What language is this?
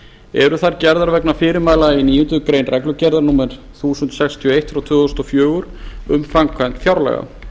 Icelandic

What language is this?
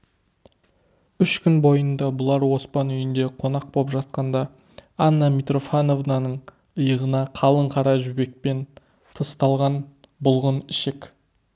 Kazakh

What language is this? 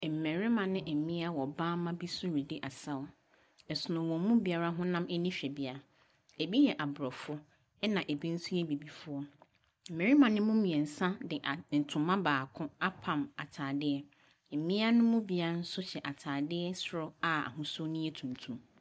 Akan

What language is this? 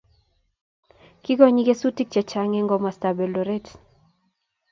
Kalenjin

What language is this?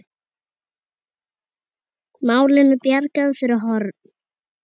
Icelandic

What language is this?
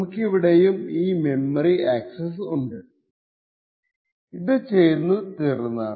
Malayalam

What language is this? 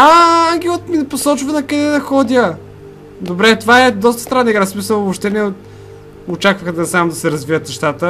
Bulgarian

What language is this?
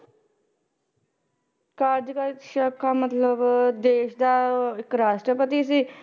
Punjabi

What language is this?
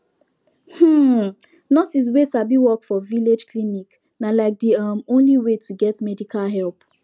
Nigerian Pidgin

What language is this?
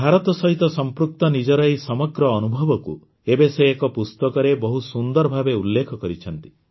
Odia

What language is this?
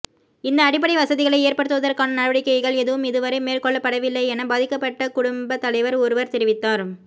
Tamil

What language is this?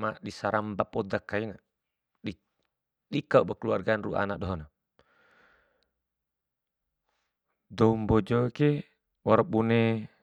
Bima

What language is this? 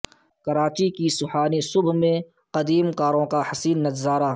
Urdu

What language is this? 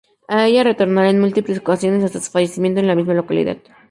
Spanish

